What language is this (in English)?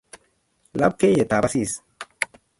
Kalenjin